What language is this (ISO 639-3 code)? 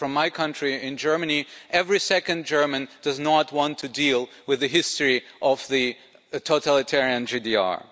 eng